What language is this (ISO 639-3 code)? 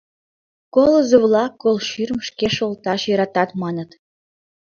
chm